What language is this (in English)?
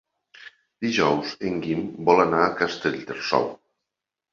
Catalan